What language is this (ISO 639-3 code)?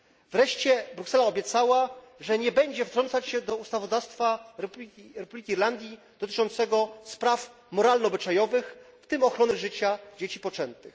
pol